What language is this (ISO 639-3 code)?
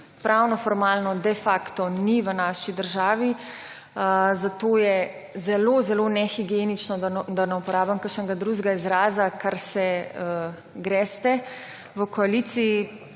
slv